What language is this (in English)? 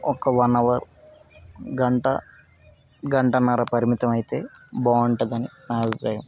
Telugu